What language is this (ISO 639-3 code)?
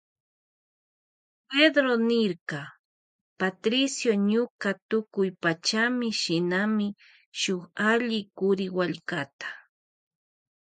qvj